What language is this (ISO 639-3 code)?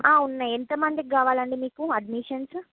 tel